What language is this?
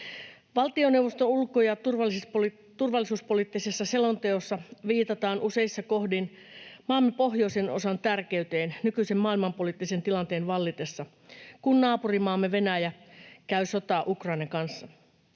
Finnish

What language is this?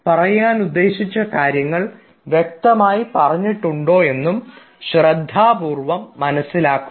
Malayalam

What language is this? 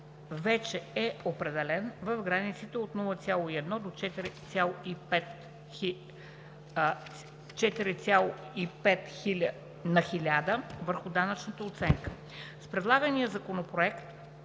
Bulgarian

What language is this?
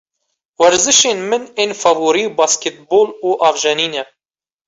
Kurdish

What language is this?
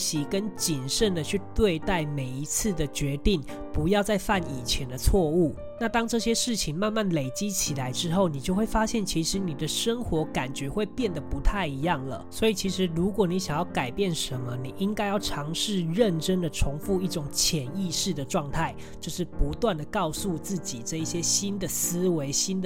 Chinese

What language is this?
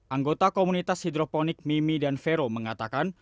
Indonesian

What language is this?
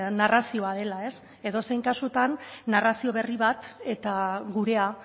Basque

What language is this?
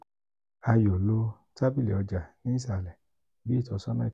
Yoruba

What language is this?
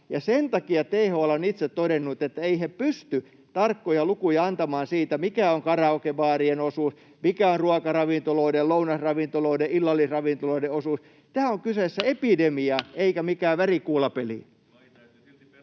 Finnish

